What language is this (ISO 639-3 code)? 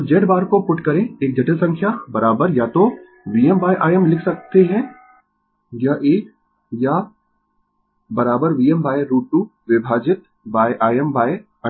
hin